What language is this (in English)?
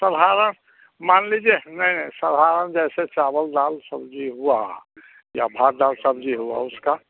Hindi